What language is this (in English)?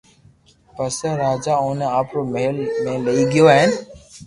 Loarki